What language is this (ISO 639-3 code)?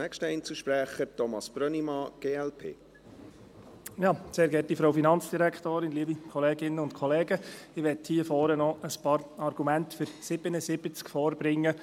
gsw